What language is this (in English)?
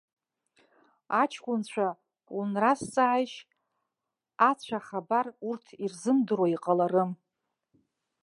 Abkhazian